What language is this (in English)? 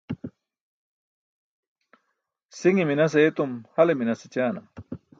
Burushaski